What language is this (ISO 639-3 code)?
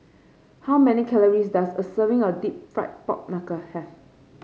eng